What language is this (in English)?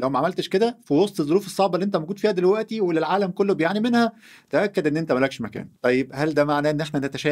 Arabic